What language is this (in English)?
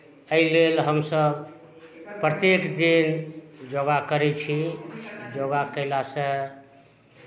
Maithili